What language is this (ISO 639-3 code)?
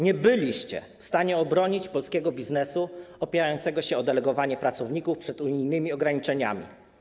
pol